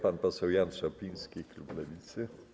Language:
Polish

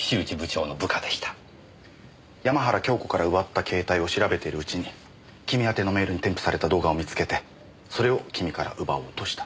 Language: Japanese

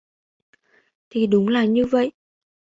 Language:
Vietnamese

